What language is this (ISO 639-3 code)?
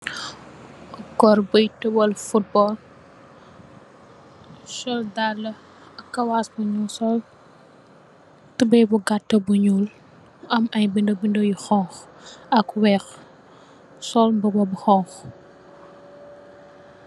wol